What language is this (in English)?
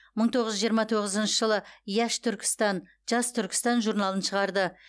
Kazakh